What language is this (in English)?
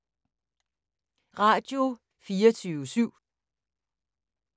Danish